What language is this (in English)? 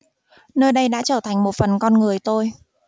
Vietnamese